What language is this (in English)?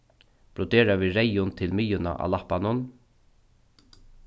Faroese